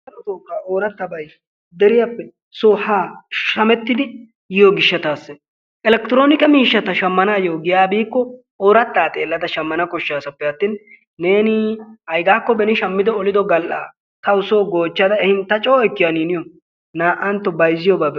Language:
Wolaytta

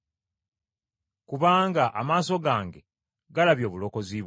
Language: Ganda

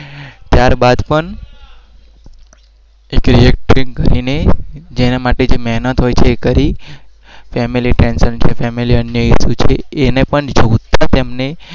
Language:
Gujarati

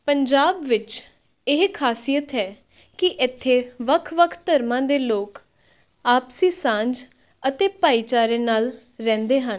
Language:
Punjabi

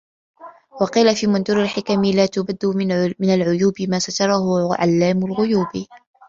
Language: Arabic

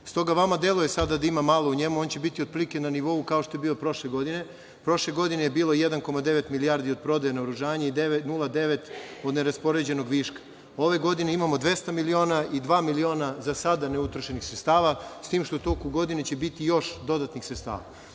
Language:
Serbian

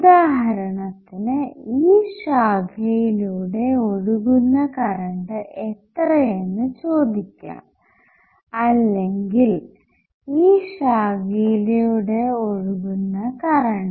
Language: Malayalam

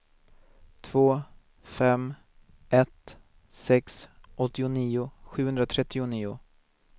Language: Swedish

